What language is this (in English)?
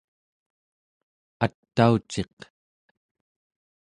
Central Yupik